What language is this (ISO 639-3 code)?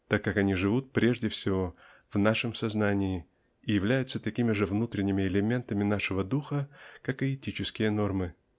rus